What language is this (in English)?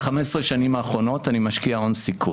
Hebrew